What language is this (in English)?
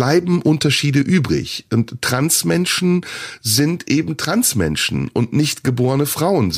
German